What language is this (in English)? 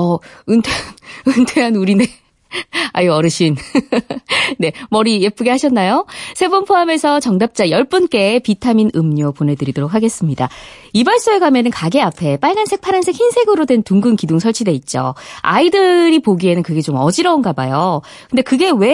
Korean